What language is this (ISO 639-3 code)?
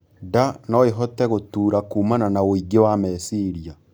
kik